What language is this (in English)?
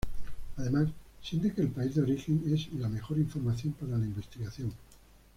Spanish